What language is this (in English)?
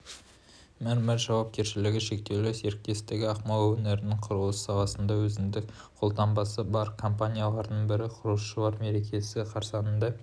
Kazakh